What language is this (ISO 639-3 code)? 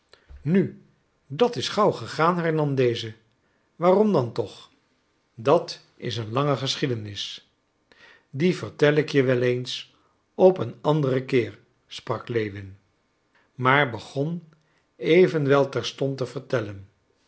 nld